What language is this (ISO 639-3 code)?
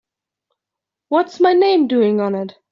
eng